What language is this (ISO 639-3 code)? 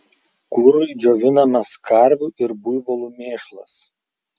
lit